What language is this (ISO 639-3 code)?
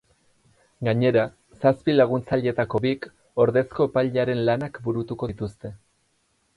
eus